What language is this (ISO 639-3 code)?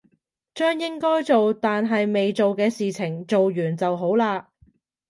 yue